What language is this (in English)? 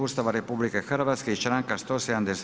Croatian